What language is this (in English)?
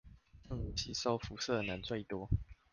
Chinese